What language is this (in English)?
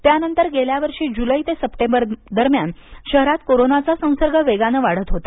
Marathi